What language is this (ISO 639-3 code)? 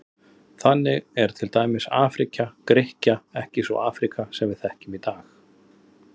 isl